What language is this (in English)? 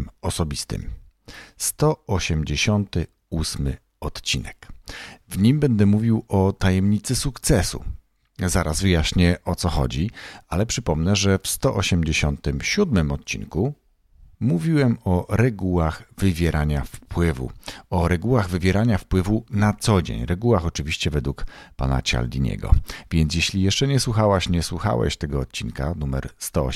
Polish